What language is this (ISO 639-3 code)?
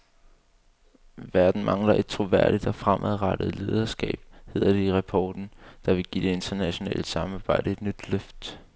dan